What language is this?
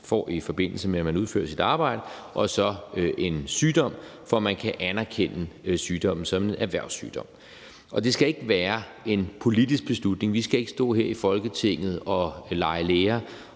Danish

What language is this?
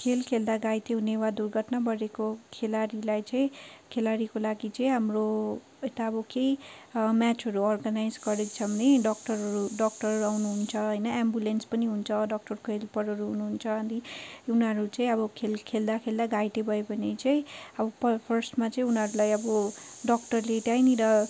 Nepali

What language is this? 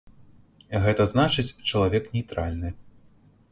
Belarusian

